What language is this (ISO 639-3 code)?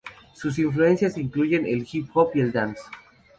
spa